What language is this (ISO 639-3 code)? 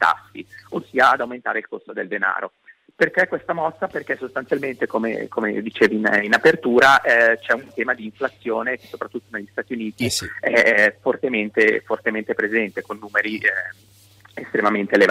ita